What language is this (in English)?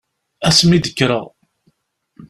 Kabyle